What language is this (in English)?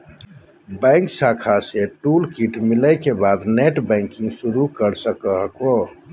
Magahi